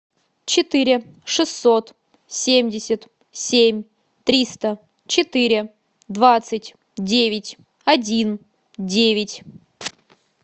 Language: Russian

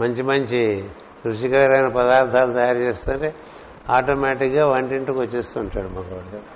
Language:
Telugu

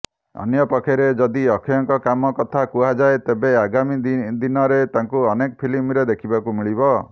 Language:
Odia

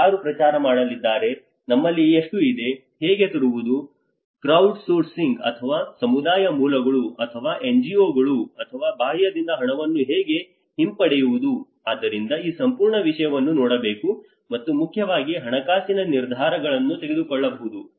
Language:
Kannada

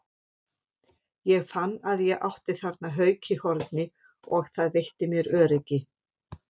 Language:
Icelandic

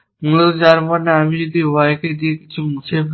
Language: Bangla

